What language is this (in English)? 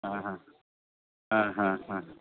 Santali